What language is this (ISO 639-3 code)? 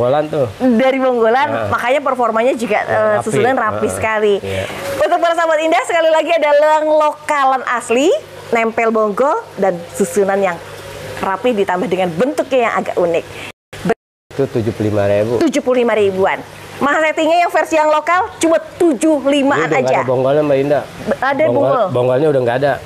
ind